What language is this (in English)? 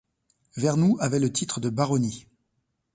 French